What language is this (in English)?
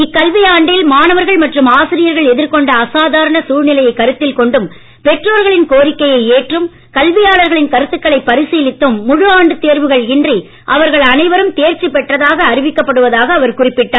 Tamil